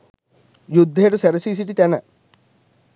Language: Sinhala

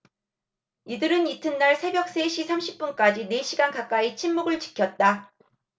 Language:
Korean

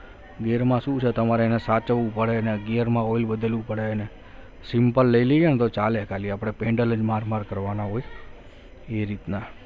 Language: Gujarati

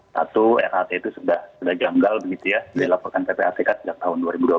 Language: Indonesian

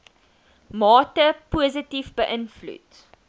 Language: Afrikaans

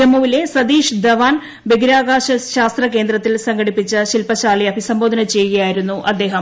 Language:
Malayalam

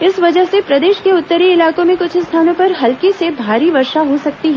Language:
Hindi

